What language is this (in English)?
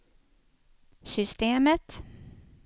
Swedish